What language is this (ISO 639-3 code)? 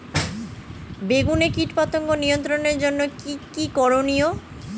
ben